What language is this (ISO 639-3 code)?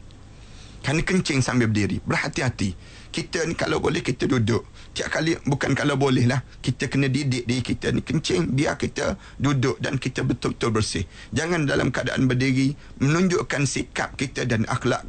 msa